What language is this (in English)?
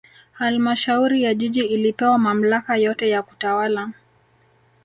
Swahili